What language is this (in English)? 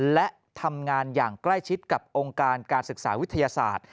Thai